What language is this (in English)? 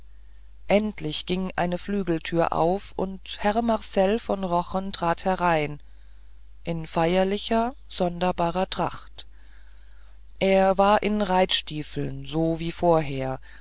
German